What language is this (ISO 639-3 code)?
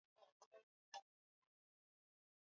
swa